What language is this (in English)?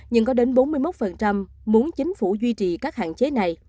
Vietnamese